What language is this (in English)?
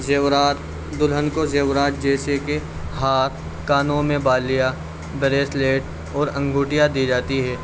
Urdu